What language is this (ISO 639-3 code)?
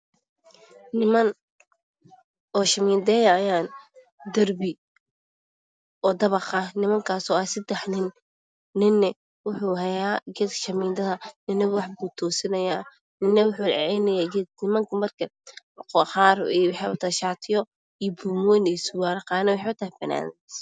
som